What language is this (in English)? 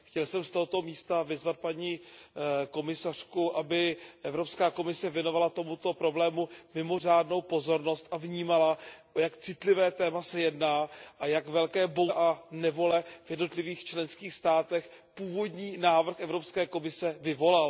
Czech